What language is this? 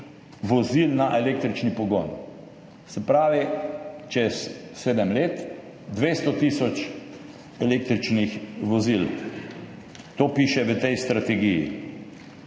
Slovenian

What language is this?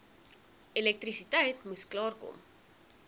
Afrikaans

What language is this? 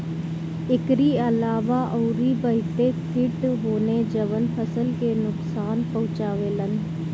Bhojpuri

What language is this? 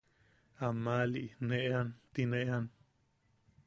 Yaqui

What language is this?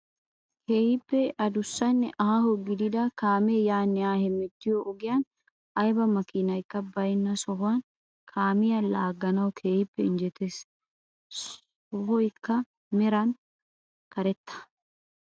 Wolaytta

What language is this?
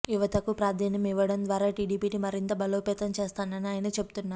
Telugu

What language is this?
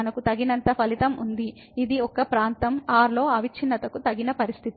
Telugu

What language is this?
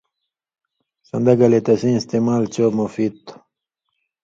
Indus Kohistani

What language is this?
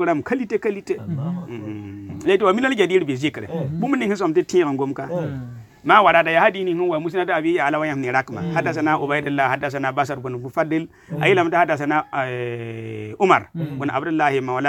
Arabic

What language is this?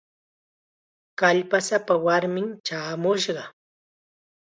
Chiquián Ancash Quechua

